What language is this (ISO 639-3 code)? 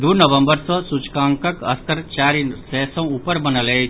mai